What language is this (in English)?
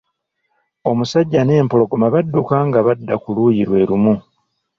Ganda